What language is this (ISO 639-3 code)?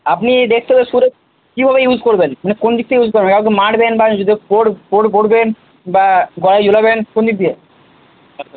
ben